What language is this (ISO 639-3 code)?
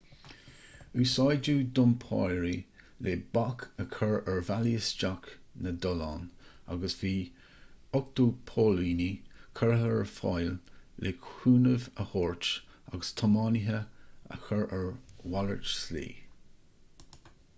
gle